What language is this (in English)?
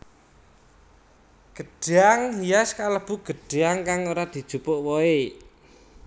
Javanese